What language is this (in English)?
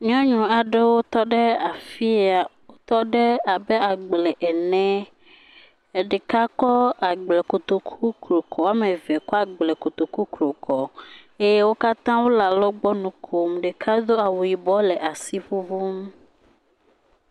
Ewe